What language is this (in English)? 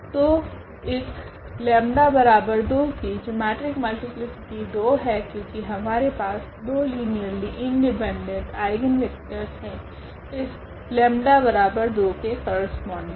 Hindi